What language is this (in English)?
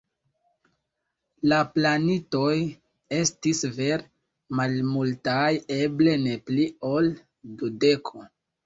Esperanto